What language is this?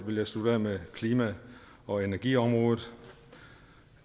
Danish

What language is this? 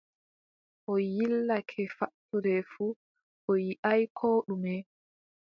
Adamawa Fulfulde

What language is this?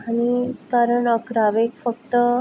Konkani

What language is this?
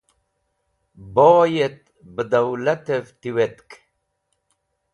Wakhi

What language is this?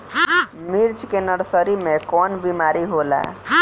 Bhojpuri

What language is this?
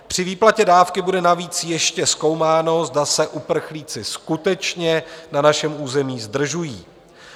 Czech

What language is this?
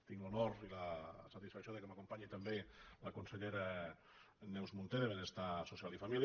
Catalan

